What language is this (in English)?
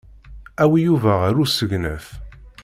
Kabyle